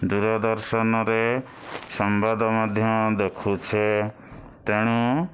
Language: Odia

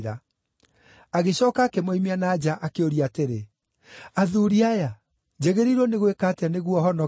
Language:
Kikuyu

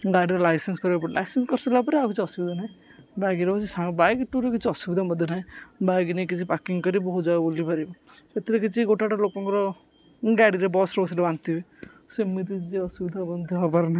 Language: Odia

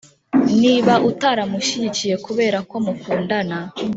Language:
Kinyarwanda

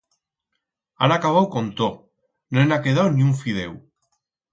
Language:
Aragonese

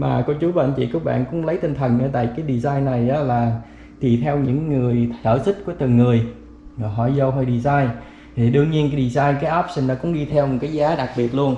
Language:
Vietnamese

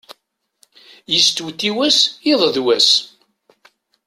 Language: Kabyle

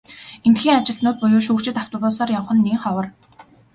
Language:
Mongolian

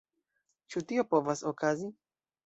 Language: Esperanto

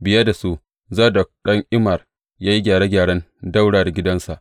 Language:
Hausa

